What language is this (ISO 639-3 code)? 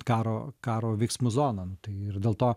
lit